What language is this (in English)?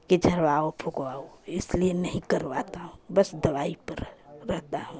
Hindi